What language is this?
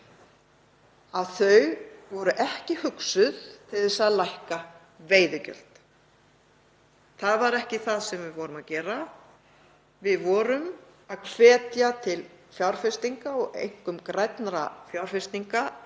Icelandic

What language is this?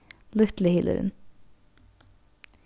Faroese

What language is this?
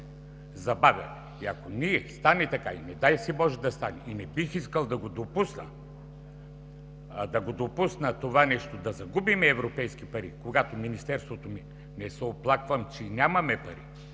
Bulgarian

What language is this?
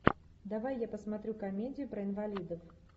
Russian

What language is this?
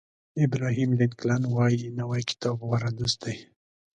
Pashto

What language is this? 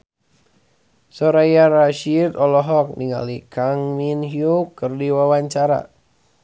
Sundanese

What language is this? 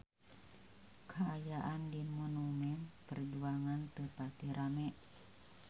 Sundanese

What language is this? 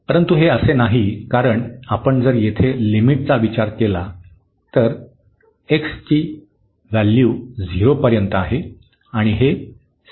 Marathi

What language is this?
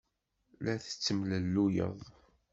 Kabyle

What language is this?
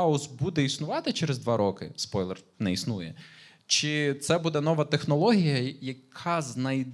Ukrainian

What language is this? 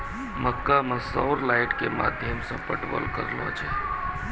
Maithili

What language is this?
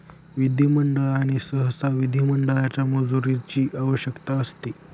Marathi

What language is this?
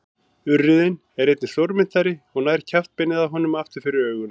Icelandic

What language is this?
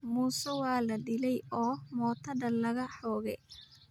Somali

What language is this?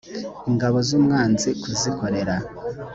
Kinyarwanda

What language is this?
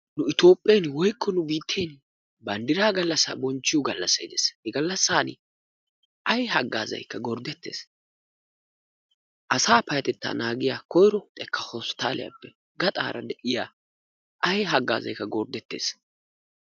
Wolaytta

